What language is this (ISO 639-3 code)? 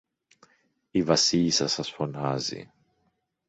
ell